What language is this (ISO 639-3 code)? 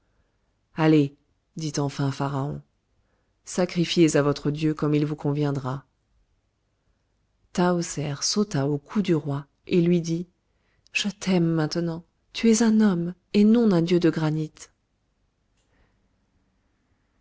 fra